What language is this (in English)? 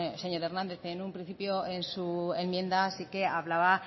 Spanish